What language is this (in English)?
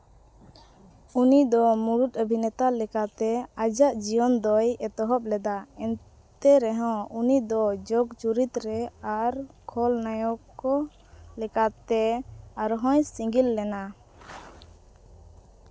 Santali